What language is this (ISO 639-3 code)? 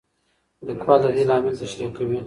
pus